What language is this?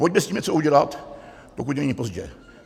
Czech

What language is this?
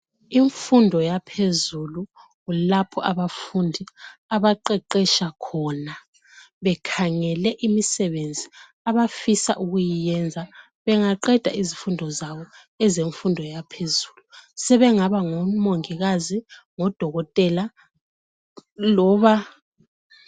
North Ndebele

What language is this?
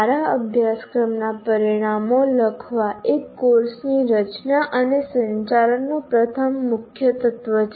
Gujarati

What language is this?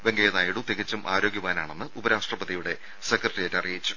Malayalam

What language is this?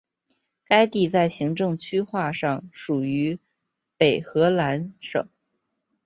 Chinese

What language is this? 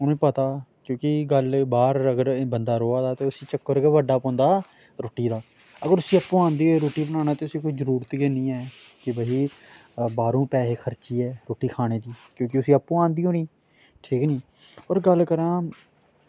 Dogri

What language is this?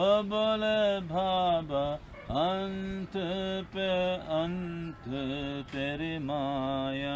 German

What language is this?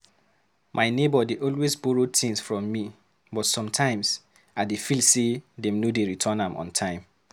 Nigerian Pidgin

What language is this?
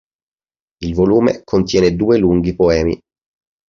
Italian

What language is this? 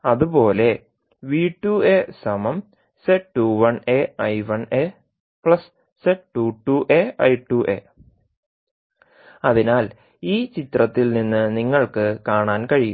Malayalam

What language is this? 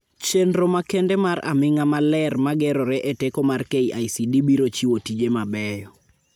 Luo (Kenya and Tanzania)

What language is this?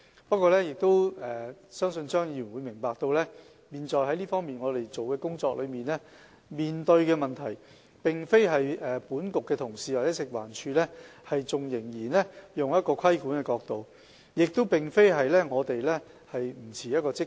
Cantonese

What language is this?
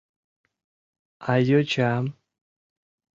Mari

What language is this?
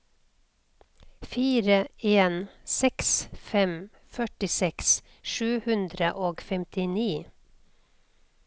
Norwegian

